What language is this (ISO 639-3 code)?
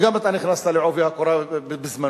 heb